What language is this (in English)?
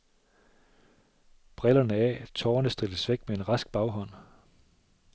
Danish